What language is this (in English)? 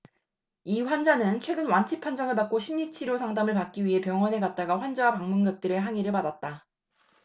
Korean